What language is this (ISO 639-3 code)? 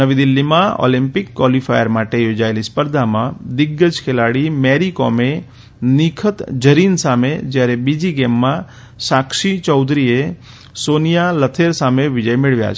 guj